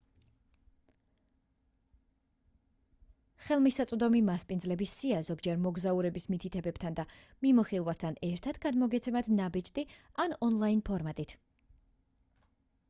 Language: Georgian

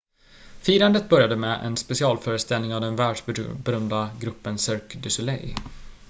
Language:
Swedish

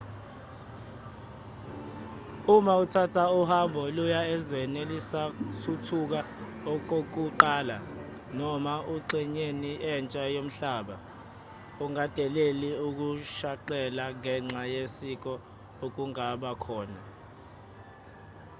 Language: Zulu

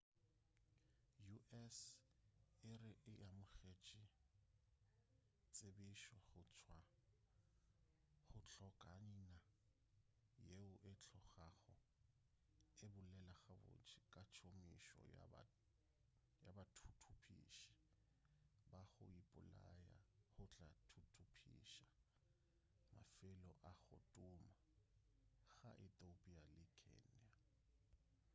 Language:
Northern Sotho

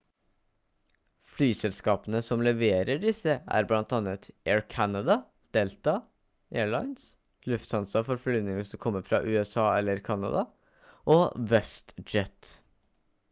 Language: Norwegian Bokmål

